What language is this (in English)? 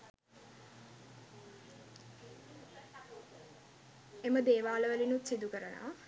Sinhala